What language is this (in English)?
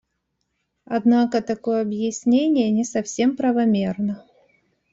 Russian